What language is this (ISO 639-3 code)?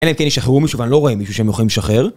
heb